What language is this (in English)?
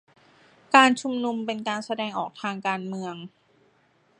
Thai